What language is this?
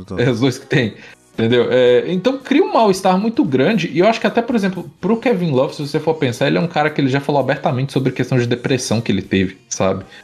Portuguese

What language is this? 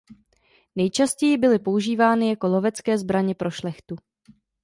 Czech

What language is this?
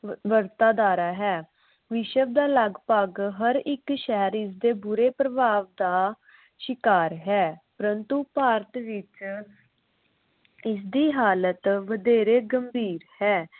Punjabi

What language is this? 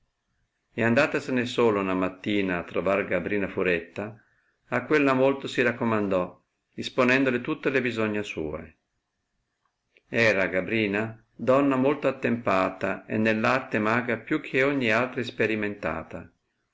Italian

